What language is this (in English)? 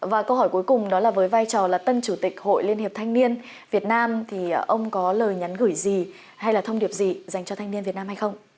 Vietnamese